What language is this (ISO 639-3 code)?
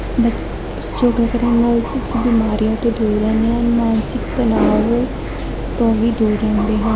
pan